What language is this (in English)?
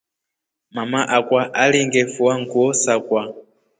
Rombo